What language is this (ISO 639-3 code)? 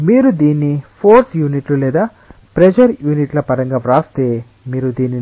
tel